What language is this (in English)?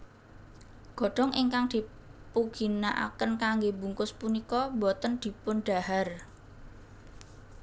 Javanese